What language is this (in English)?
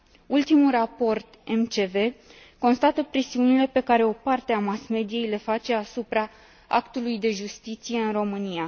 Romanian